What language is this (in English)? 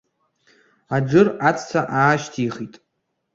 Abkhazian